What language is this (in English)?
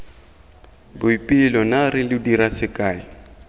Tswana